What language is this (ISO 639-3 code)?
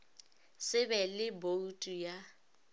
nso